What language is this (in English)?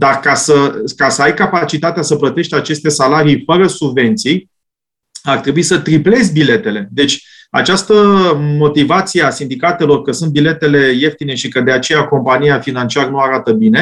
Romanian